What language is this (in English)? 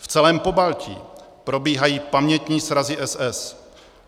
Czech